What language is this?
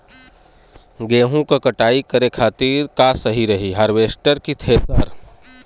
Bhojpuri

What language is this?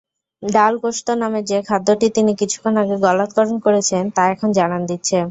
Bangla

